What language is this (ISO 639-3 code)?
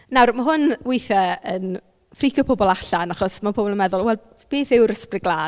cym